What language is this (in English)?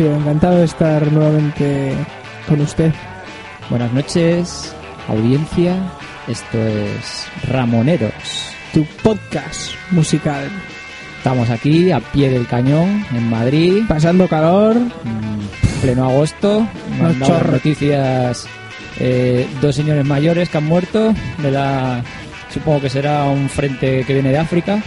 Spanish